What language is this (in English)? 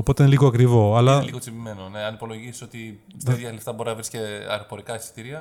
Greek